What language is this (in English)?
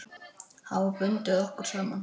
Icelandic